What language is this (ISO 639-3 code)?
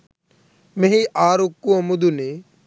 sin